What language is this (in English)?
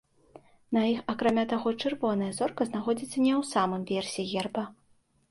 Belarusian